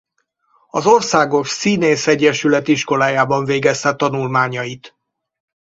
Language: Hungarian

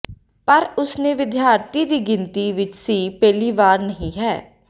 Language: Punjabi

